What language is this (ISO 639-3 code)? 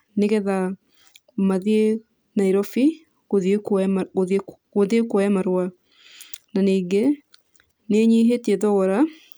kik